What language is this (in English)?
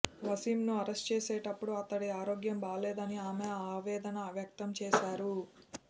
Telugu